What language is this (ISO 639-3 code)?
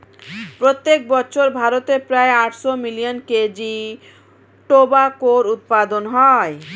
ben